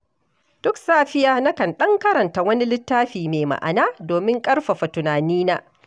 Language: Hausa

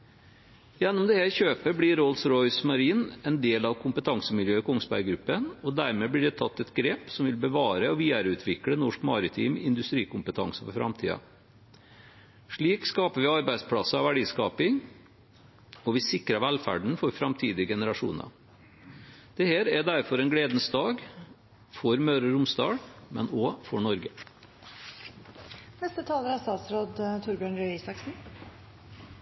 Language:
Norwegian Bokmål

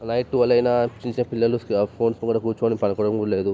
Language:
Telugu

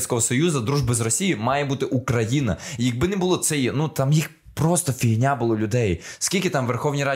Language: Ukrainian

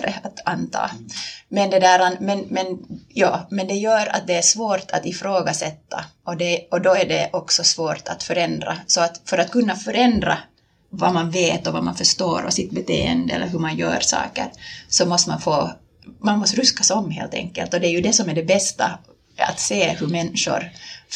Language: Swedish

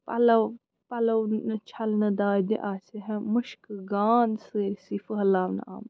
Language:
Kashmiri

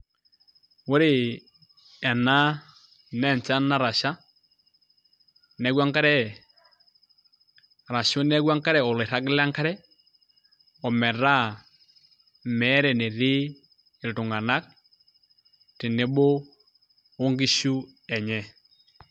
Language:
Masai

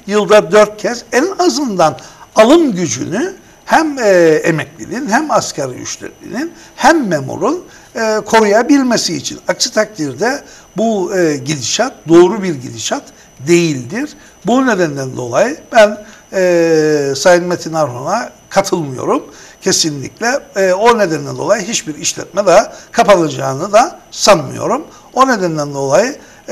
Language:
Turkish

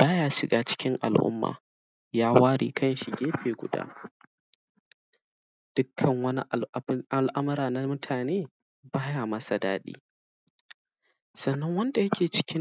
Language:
Hausa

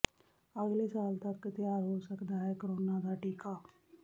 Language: Punjabi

